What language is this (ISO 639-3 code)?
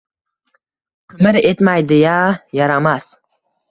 uzb